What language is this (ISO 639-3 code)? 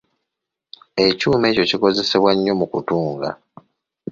lug